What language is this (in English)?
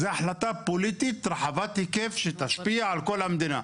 Hebrew